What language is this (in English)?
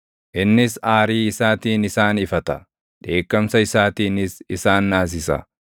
Oromo